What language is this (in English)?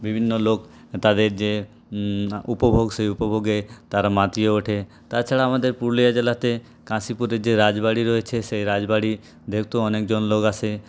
Bangla